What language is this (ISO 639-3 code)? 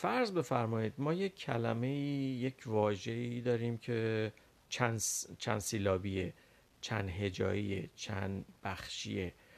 fas